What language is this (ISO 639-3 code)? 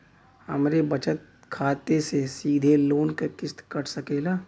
bho